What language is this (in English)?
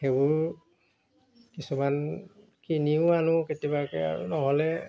Assamese